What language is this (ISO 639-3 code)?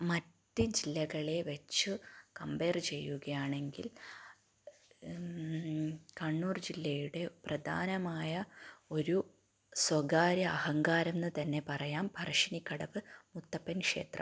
mal